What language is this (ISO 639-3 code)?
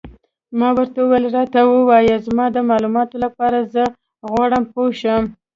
pus